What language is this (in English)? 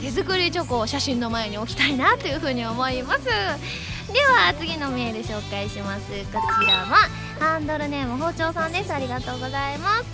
Japanese